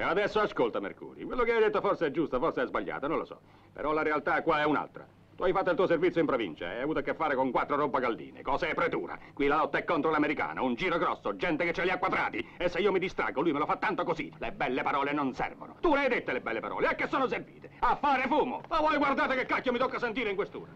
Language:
Italian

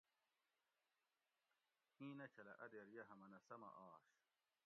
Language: Gawri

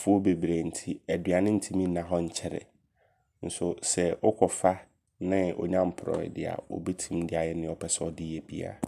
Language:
Abron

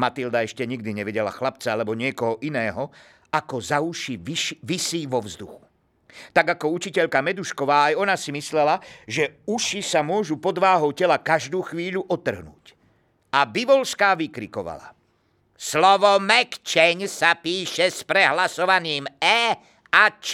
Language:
Slovak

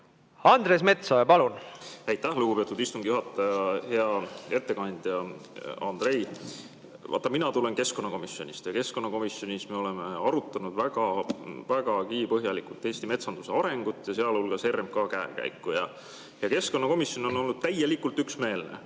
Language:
Estonian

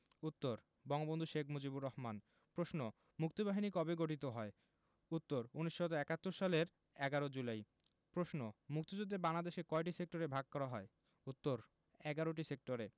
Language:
Bangla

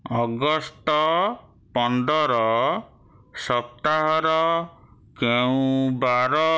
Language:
Odia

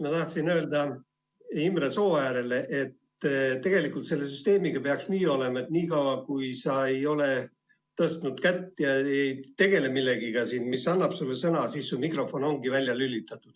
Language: Estonian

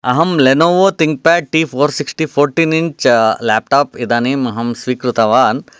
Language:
Sanskrit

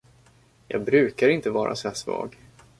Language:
Swedish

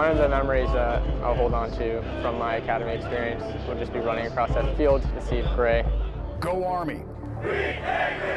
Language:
English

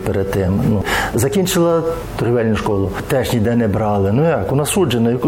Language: Ukrainian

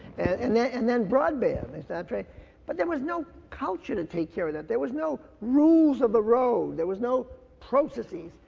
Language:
English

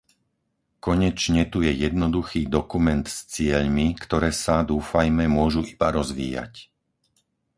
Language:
Slovak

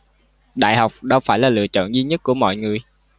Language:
Vietnamese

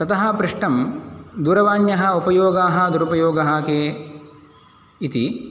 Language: Sanskrit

